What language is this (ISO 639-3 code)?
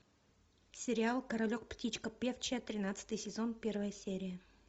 rus